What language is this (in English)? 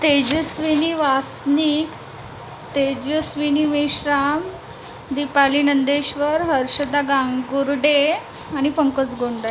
Marathi